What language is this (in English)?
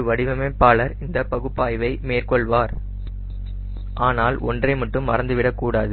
Tamil